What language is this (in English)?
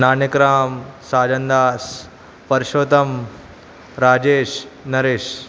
Sindhi